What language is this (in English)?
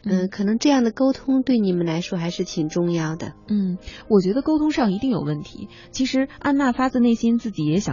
Chinese